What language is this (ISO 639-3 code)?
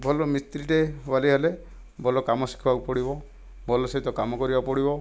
ori